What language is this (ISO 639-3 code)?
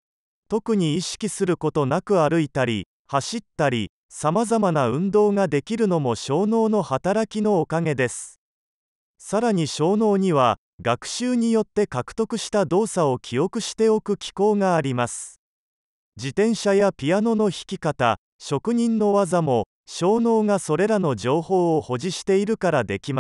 jpn